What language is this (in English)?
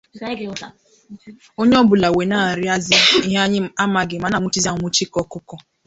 Igbo